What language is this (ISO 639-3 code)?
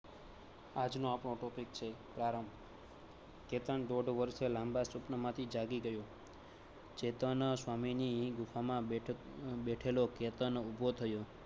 guj